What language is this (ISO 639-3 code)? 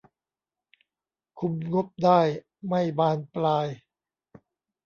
tha